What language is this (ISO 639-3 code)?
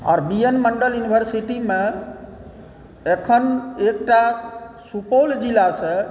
mai